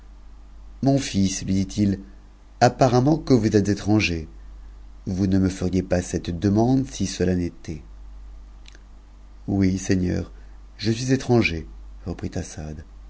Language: French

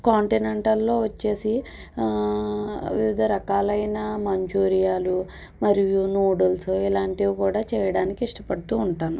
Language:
Telugu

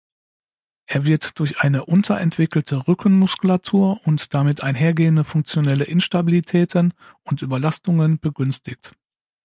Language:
German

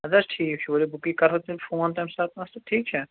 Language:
Kashmiri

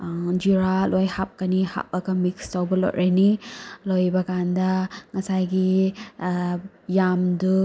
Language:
Manipuri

